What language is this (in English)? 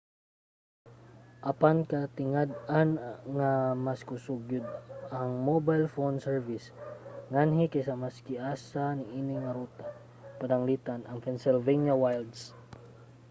Cebuano